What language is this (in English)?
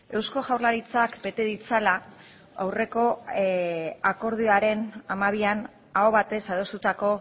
Basque